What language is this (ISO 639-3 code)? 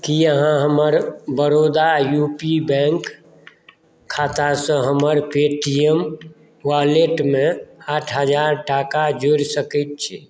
mai